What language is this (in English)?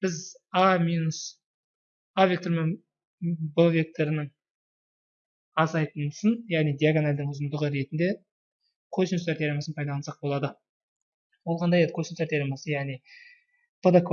Turkish